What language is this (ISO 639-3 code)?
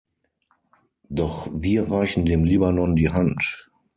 deu